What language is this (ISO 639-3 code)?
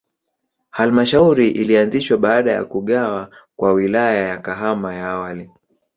swa